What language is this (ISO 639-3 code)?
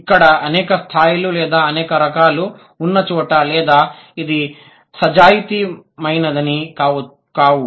tel